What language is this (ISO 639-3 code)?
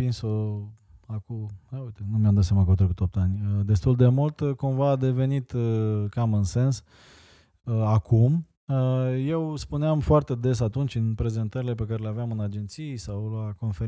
ron